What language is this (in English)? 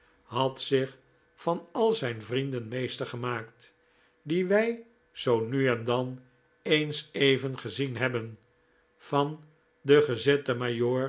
Dutch